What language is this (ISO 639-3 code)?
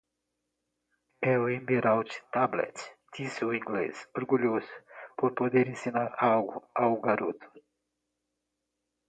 por